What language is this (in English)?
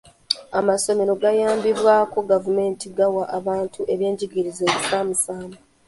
Ganda